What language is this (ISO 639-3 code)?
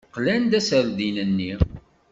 kab